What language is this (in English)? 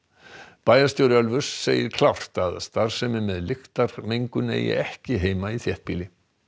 Icelandic